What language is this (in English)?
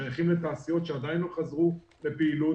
Hebrew